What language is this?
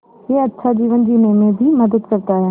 Hindi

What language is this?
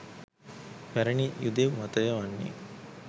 Sinhala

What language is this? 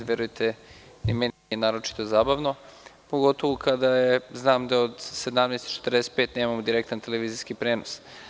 Serbian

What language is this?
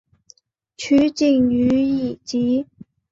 Chinese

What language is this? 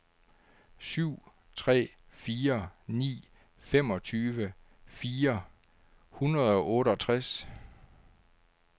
Danish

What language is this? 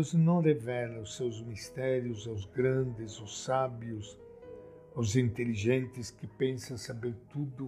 Portuguese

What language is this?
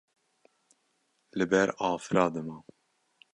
Kurdish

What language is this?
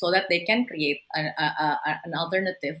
Indonesian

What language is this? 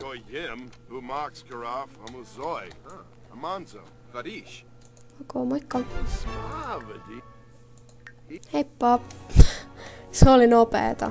Finnish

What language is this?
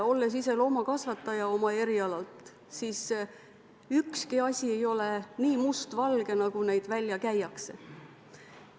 Estonian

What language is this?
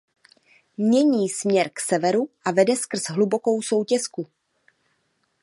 Czech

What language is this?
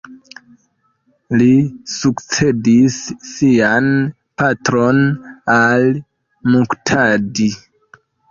Esperanto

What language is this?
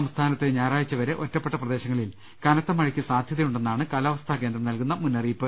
Malayalam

